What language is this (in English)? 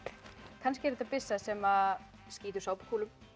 Icelandic